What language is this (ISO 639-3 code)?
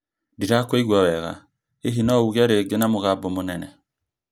kik